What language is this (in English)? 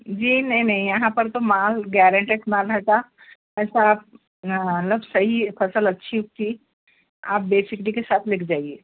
Urdu